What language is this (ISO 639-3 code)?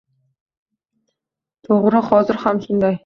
uzb